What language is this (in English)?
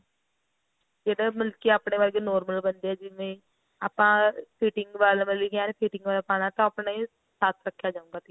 Punjabi